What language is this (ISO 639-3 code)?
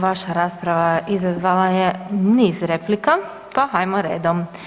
hrv